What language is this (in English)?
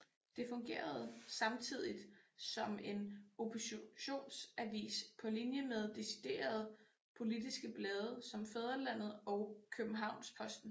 Danish